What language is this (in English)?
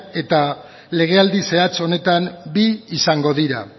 Basque